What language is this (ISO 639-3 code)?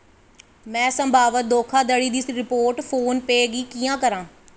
doi